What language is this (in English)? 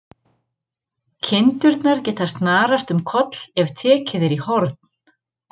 Icelandic